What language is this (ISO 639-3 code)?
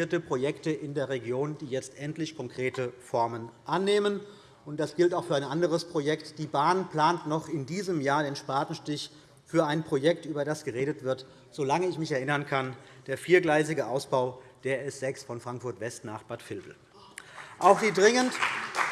deu